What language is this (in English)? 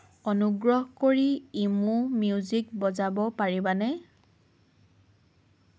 Assamese